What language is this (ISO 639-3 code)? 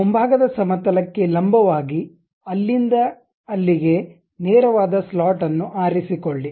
kan